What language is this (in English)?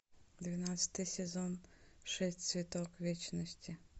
Russian